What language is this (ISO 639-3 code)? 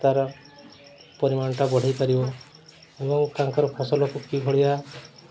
ori